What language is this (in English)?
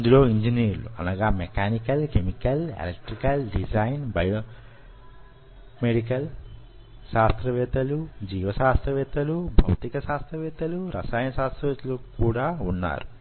Telugu